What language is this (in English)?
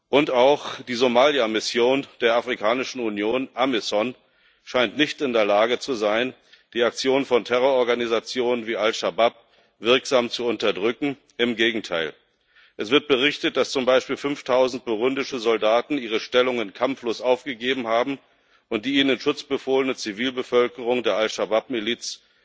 German